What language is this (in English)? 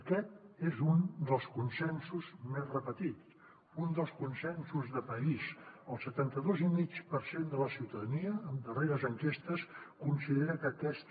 Catalan